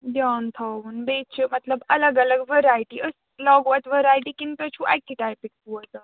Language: Kashmiri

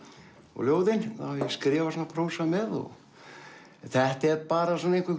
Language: Icelandic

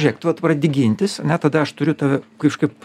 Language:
Lithuanian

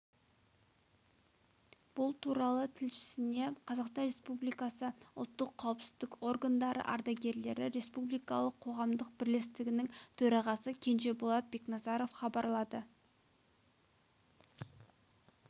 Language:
Kazakh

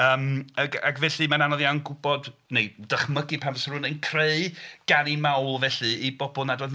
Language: Welsh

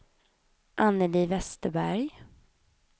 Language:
Swedish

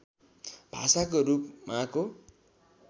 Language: Nepali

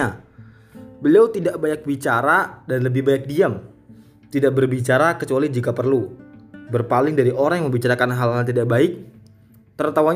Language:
Indonesian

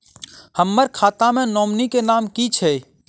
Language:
Maithili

